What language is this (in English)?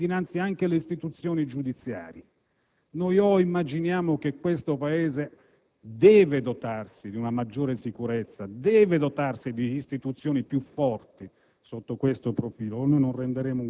Italian